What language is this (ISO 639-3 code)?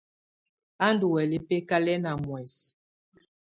tvu